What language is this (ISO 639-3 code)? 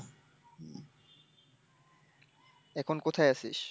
ben